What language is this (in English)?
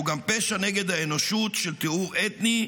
Hebrew